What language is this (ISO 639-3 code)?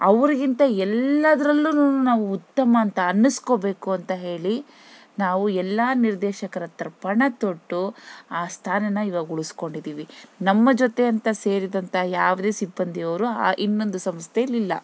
kan